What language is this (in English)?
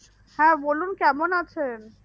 Bangla